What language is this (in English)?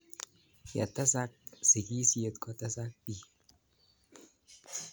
Kalenjin